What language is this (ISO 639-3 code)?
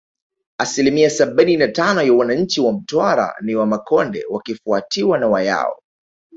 swa